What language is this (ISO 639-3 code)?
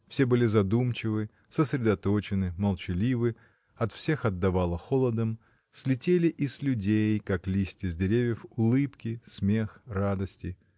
rus